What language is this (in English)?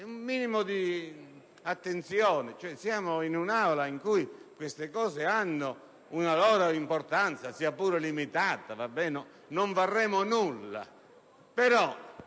Italian